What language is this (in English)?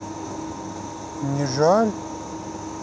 Russian